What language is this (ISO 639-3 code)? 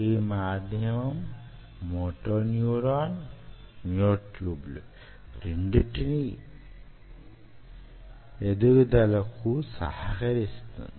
tel